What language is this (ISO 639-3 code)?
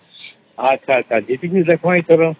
ori